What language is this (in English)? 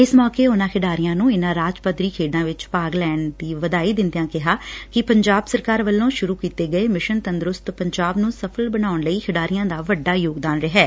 Punjabi